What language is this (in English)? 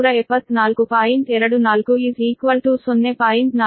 Kannada